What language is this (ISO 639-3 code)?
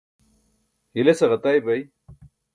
bsk